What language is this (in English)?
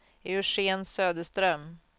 Swedish